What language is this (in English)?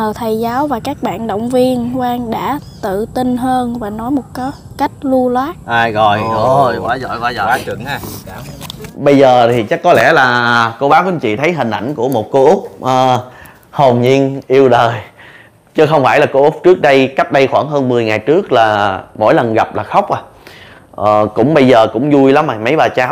Vietnamese